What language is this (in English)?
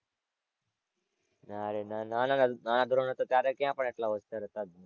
Gujarati